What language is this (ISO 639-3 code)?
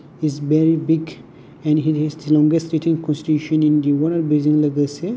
brx